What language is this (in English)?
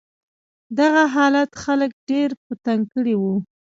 Pashto